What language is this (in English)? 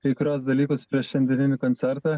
Lithuanian